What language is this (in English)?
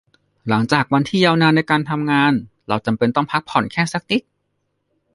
Thai